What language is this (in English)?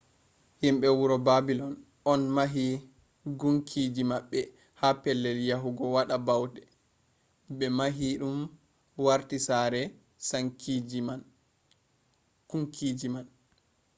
Fula